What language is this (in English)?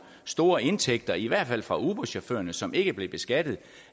Danish